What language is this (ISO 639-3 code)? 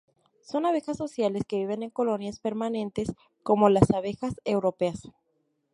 spa